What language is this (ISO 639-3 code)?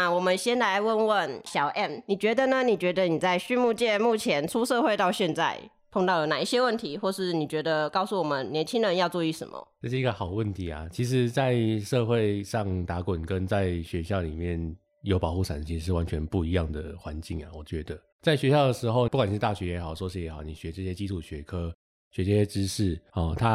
zho